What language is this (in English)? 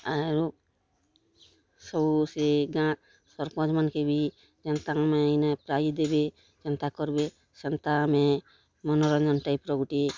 Odia